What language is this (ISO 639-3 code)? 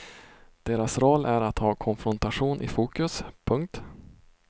swe